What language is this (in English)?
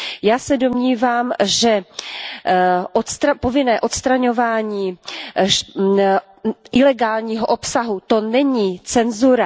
Czech